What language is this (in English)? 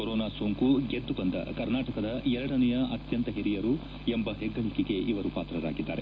Kannada